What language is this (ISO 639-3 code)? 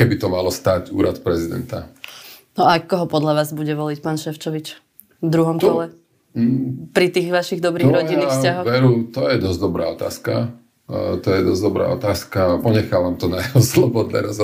slk